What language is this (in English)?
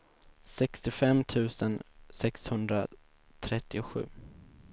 Swedish